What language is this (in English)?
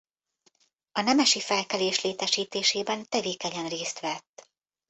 Hungarian